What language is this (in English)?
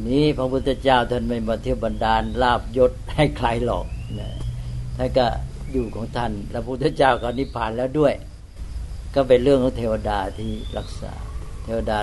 Thai